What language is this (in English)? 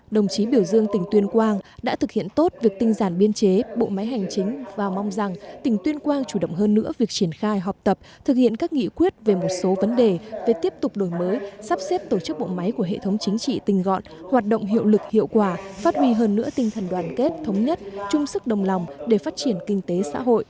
Vietnamese